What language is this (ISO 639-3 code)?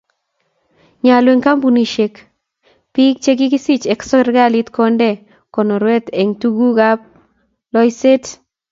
kln